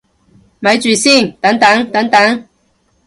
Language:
Cantonese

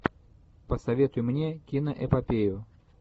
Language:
Russian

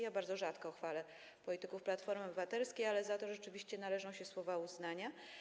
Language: Polish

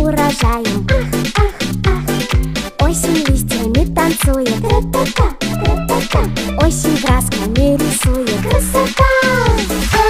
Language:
Romanian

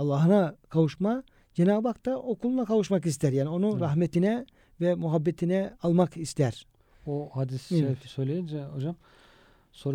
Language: Turkish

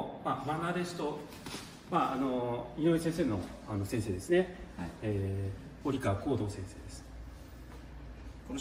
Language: Japanese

